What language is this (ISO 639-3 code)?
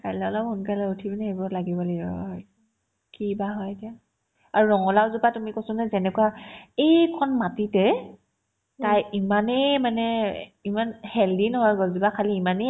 asm